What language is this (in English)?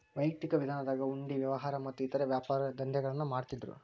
Kannada